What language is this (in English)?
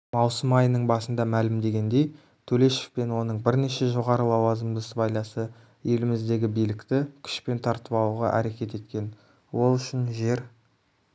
Kazakh